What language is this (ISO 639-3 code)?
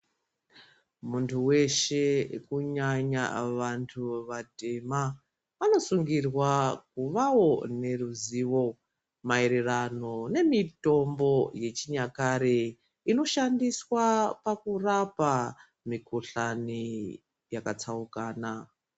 ndc